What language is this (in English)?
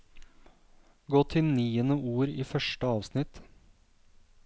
Norwegian